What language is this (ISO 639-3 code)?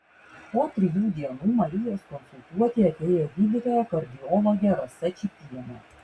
lit